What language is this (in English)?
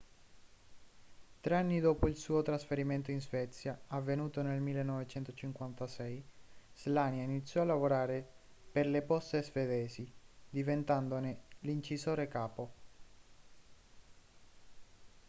Italian